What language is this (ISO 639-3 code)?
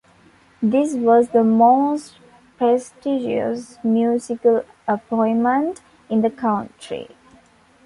eng